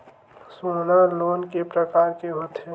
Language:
Chhattisgarhi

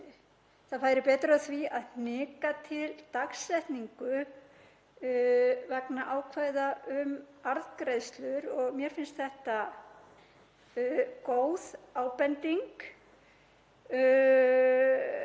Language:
Icelandic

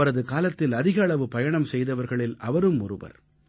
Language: Tamil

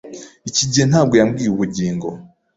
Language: Kinyarwanda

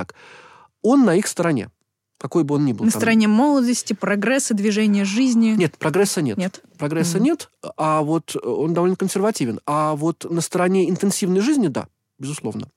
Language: Russian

